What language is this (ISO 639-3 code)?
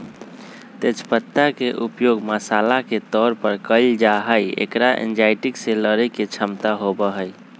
mag